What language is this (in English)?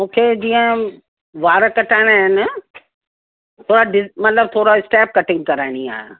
Sindhi